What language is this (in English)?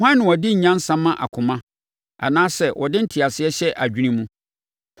Akan